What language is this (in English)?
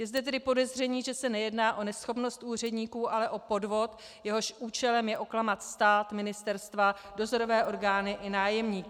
Czech